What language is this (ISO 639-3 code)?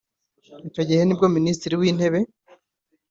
kin